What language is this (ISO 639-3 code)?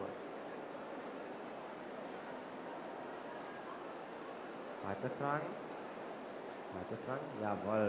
deu